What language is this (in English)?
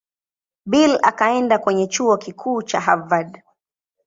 Swahili